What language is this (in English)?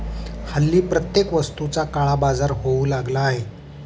Marathi